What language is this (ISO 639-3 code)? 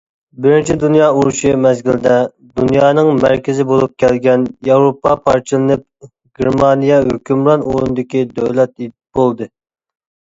uig